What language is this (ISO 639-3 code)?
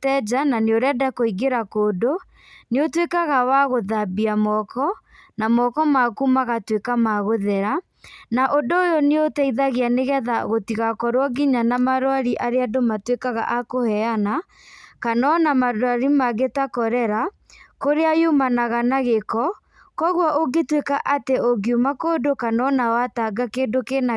kik